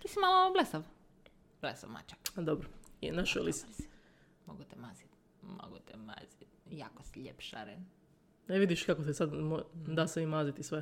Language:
Croatian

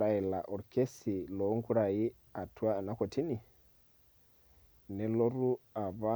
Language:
Masai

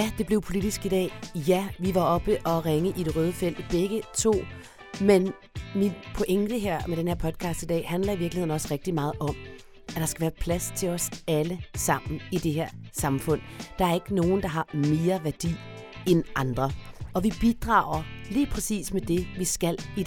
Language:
Danish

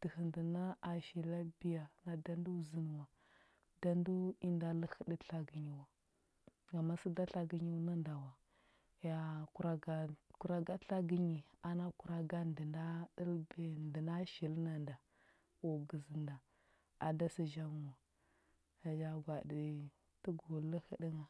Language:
Huba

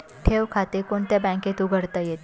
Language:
Marathi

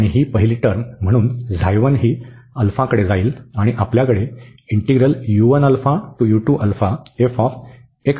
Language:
Marathi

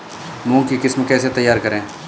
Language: Hindi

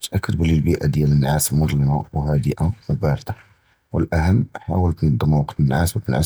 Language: Judeo-Arabic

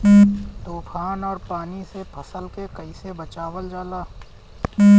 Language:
Bhojpuri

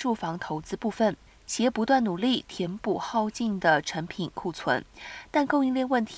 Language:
Chinese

